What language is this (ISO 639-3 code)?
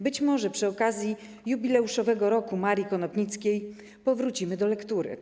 pol